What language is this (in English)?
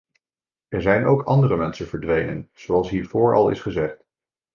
Dutch